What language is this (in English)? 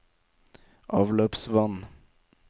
Norwegian